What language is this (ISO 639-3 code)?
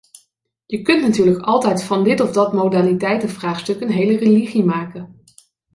nld